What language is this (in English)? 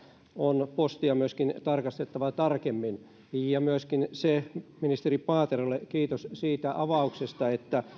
Finnish